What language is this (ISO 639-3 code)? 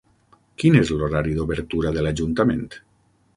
cat